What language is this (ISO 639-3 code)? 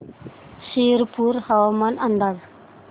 mar